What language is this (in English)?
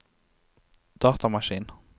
Norwegian